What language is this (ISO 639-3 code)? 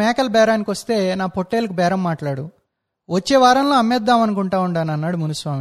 tel